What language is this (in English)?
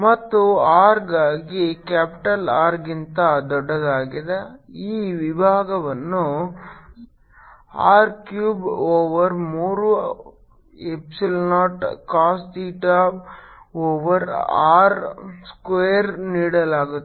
Kannada